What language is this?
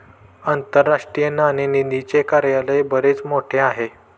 Marathi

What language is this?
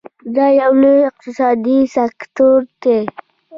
Pashto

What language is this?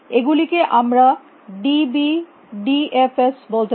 Bangla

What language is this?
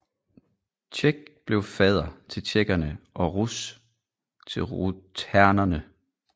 Danish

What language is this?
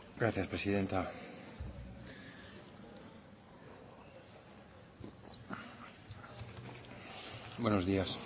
Spanish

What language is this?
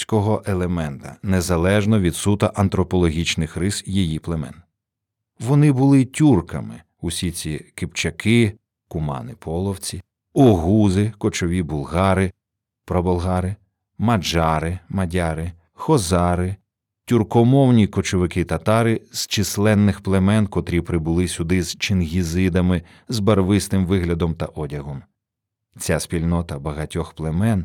Ukrainian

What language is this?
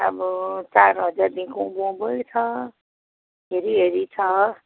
Nepali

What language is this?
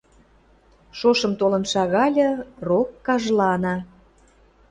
Western Mari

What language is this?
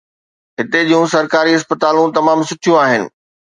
Sindhi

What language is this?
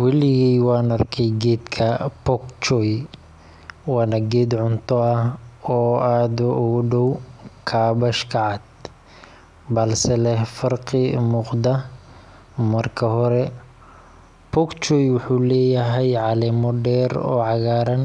Somali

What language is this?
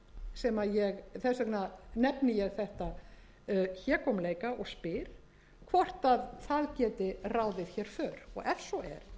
Icelandic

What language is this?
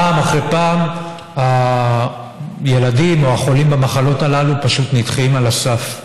Hebrew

